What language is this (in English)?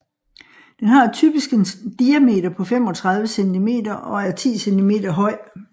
Danish